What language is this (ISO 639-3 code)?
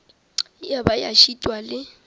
nso